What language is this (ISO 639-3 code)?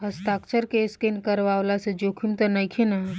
bho